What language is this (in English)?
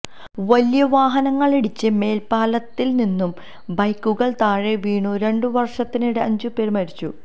Malayalam